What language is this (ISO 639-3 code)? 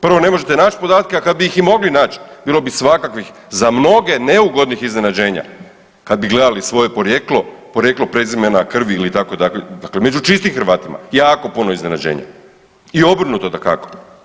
hrv